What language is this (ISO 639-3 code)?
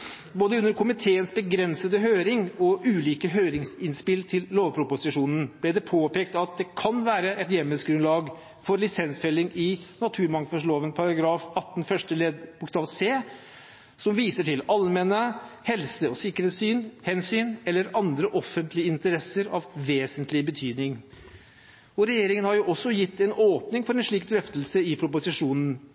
nob